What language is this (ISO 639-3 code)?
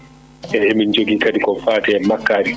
ful